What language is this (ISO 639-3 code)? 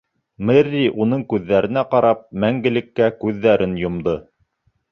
bak